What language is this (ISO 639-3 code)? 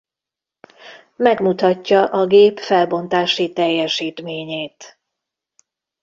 hun